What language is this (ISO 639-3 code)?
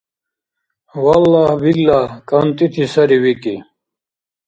dar